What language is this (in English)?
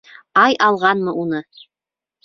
Bashkir